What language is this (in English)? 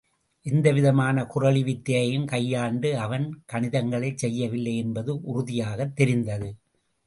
Tamil